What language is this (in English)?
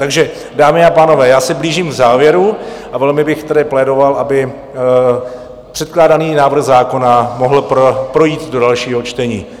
Czech